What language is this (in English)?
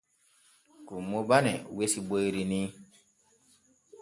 Borgu Fulfulde